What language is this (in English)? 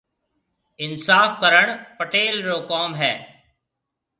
Marwari (Pakistan)